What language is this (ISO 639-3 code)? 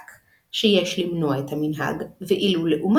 heb